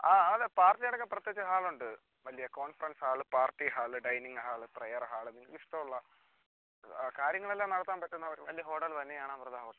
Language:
Malayalam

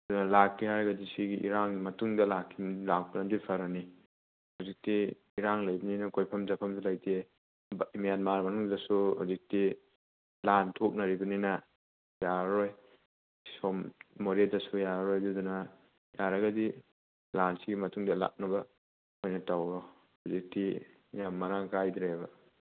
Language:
Manipuri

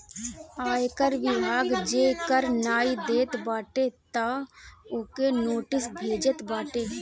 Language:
Bhojpuri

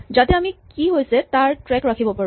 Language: Assamese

